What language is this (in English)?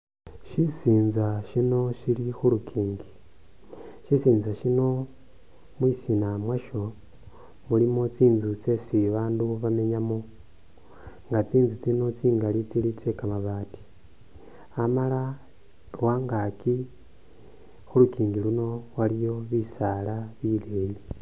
Masaaba